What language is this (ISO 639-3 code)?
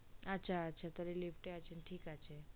ben